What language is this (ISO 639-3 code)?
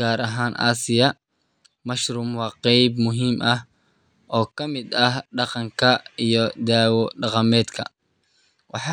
som